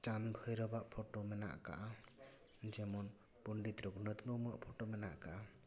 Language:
Santali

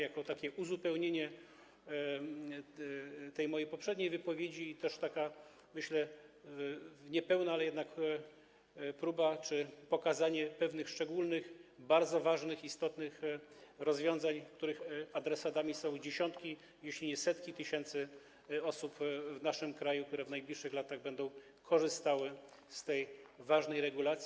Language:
Polish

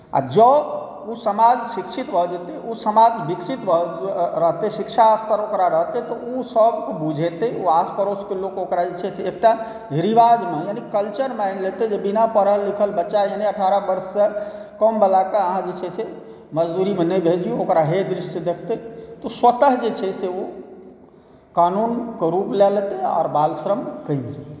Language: Maithili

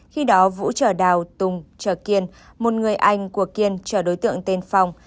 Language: Vietnamese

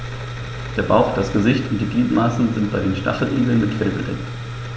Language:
German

